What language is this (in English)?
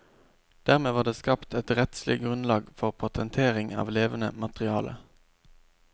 Norwegian